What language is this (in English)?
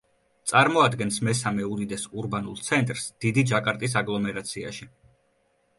Georgian